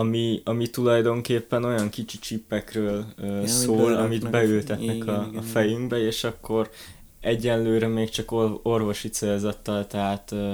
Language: Hungarian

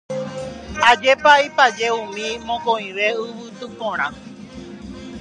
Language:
Guarani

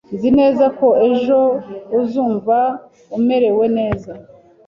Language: Kinyarwanda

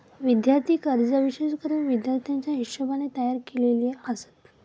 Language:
Marathi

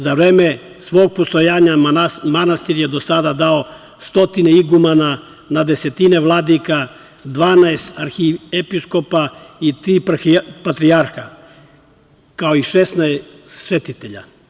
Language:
Serbian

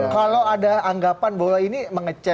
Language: Indonesian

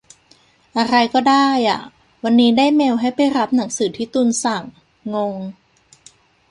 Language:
Thai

